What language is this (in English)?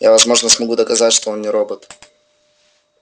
Russian